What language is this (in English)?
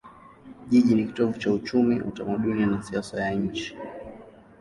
Swahili